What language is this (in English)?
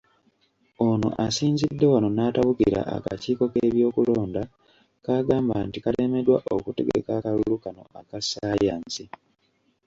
Ganda